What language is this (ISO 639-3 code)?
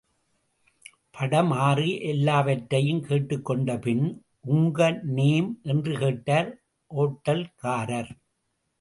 tam